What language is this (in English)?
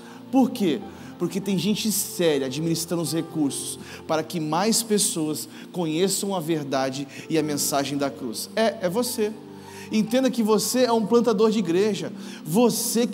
Portuguese